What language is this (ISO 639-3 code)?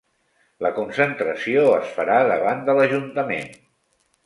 cat